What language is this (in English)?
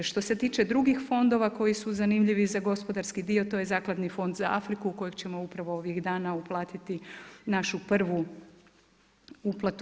Croatian